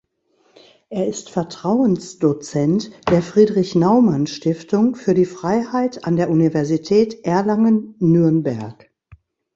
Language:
German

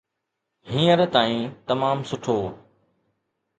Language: Sindhi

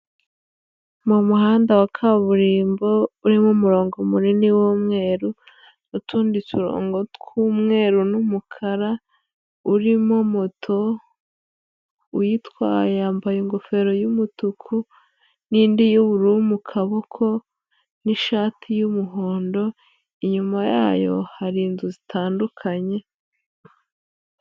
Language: Kinyarwanda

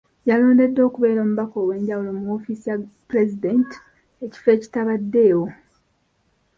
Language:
Ganda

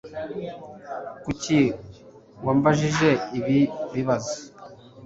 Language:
Kinyarwanda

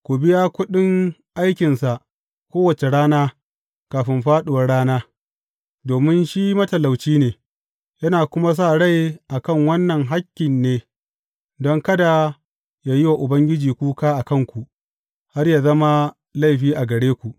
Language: Hausa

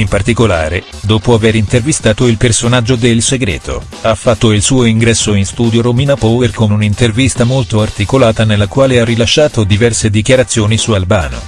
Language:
Italian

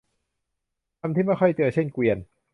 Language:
Thai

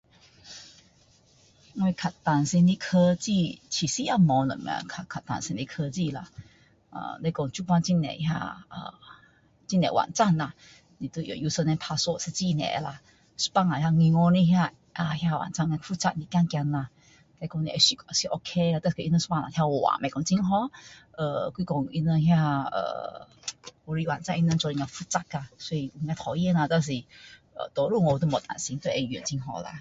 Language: Min Dong Chinese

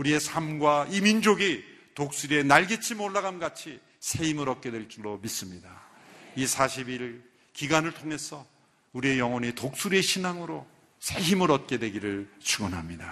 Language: Korean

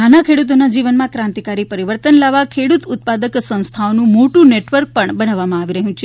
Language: Gujarati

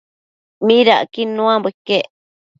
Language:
Matsés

